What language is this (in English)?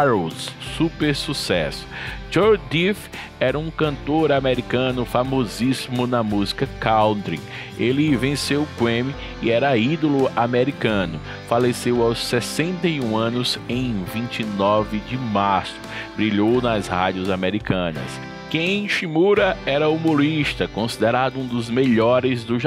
Portuguese